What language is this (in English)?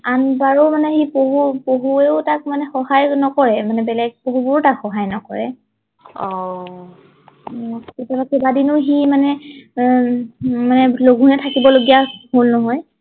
Assamese